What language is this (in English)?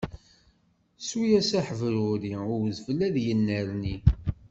Kabyle